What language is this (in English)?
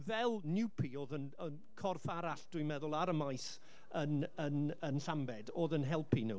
Welsh